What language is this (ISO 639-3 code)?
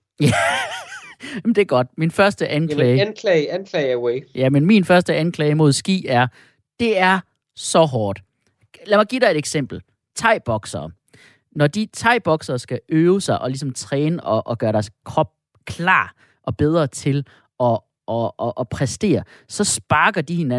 dan